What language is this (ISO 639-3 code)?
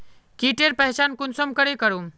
mag